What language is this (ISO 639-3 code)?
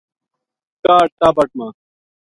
gju